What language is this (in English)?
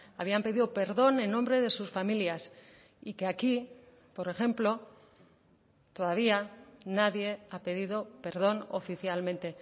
Spanish